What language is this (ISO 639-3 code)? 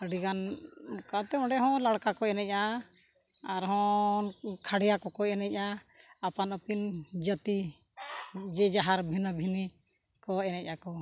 sat